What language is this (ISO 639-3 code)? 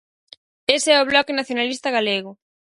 glg